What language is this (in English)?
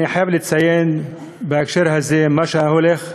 Hebrew